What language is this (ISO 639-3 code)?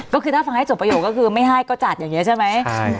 tha